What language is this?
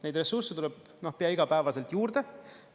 Estonian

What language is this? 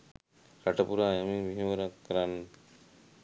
Sinhala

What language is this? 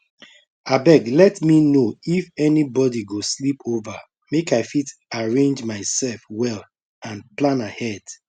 Nigerian Pidgin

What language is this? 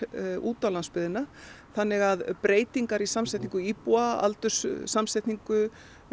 Icelandic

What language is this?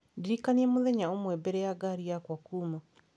Kikuyu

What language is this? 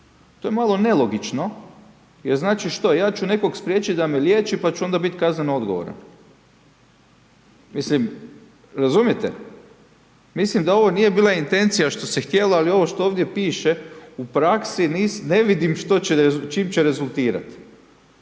Croatian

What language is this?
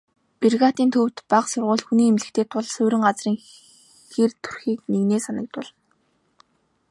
Mongolian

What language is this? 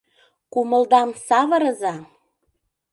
Mari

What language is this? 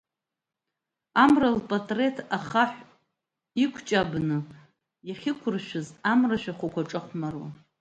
Abkhazian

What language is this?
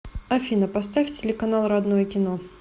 Russian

